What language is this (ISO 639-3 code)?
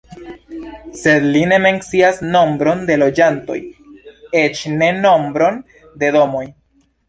epo